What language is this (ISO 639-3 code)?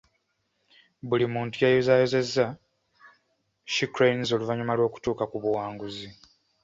lug